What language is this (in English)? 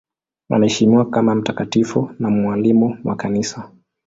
Swahili